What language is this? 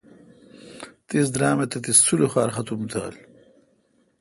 Kalkoti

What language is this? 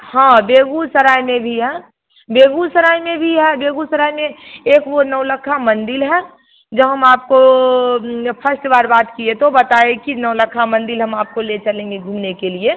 Hindi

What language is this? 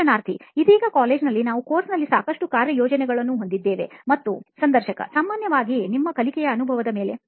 Kannada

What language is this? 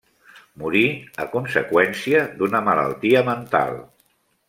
Catalan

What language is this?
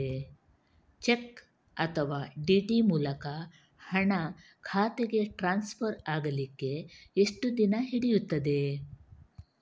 Kannada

